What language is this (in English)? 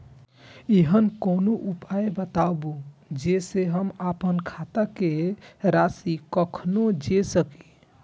Maithili